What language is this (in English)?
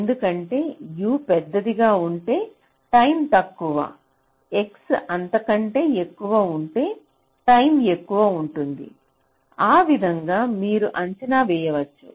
Telugu